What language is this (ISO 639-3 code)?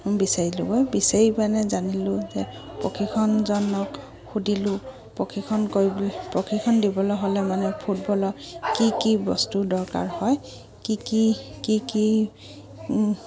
asm